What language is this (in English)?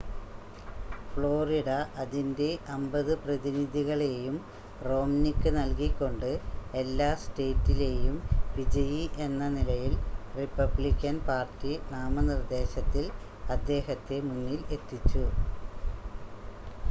Malayalam